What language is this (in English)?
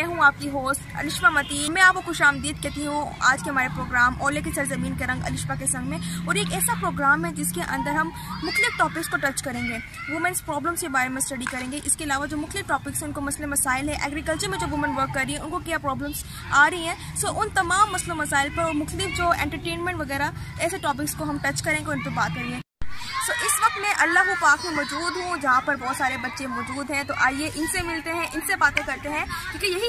Hindi